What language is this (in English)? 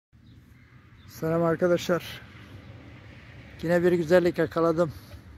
Turkish